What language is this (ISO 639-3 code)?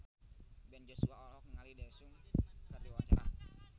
sun